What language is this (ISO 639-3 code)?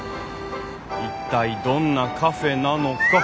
jpn